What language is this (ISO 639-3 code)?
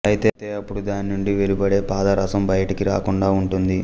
tel